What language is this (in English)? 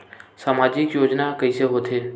Chhattisgarhi